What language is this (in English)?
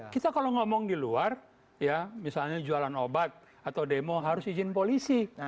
Indonesian